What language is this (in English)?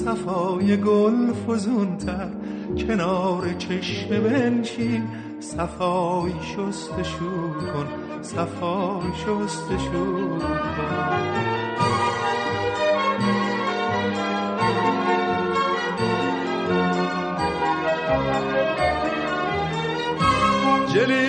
Persian